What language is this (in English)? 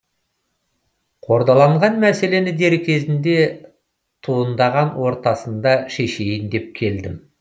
Kazakh